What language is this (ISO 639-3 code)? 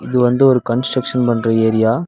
tam